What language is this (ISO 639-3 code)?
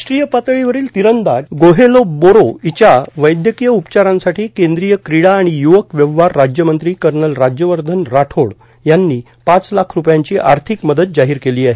mar